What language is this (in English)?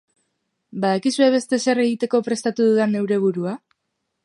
Basque